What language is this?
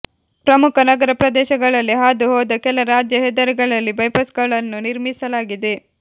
Kannada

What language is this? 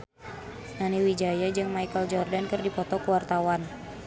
Sundanese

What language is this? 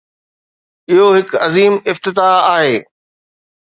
Sindhi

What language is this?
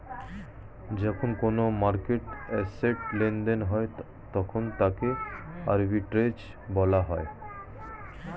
Bangla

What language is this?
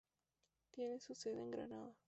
Spanish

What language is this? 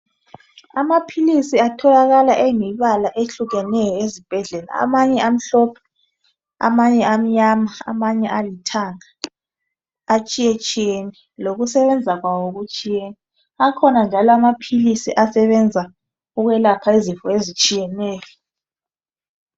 North Ndebele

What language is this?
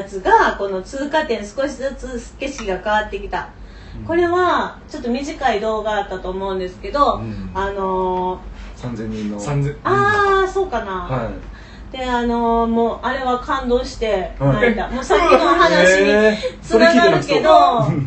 Japanese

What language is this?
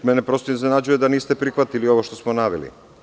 Serbian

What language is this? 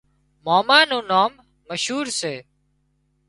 Wadiyara Koli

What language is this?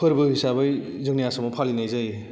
Bodo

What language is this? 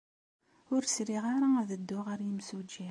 Kabyle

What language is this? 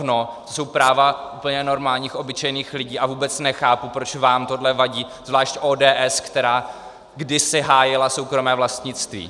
Czech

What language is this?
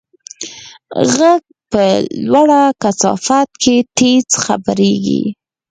Pashto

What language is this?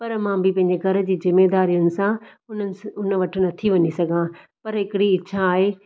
Sindhi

